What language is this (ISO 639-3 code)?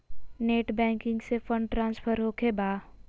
mag